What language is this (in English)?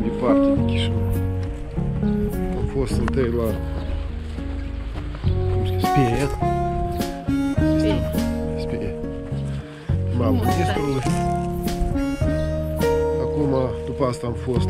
Russian